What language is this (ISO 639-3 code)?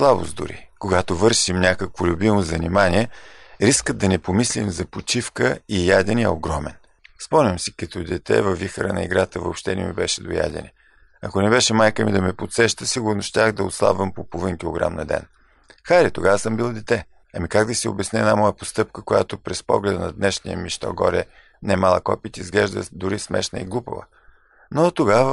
bul